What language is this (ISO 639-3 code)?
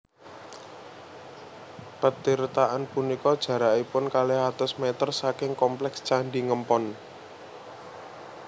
jav